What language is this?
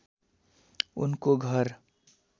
Nepali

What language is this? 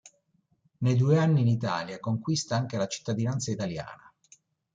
Italian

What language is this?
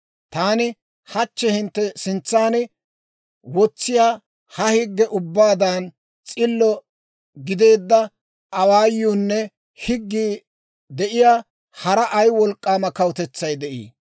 Dawro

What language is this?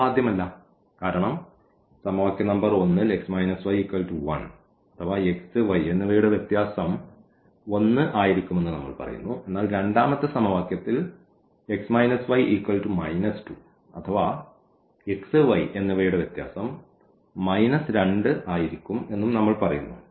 Malayalam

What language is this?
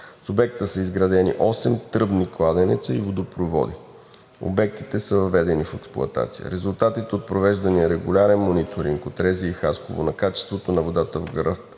Bulgarian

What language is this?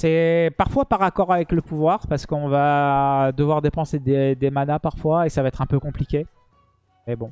French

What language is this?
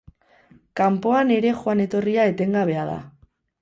Basque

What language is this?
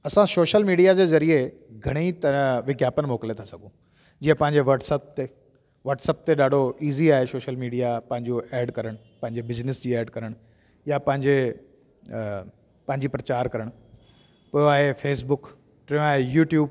Sindhi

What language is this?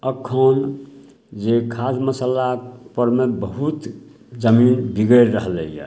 Maithili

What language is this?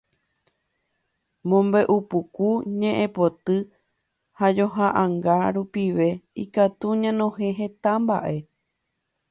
Guarani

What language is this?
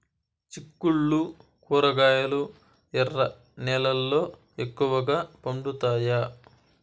Telugu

